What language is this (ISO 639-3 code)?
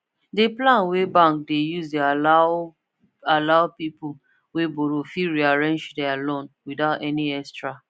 pcm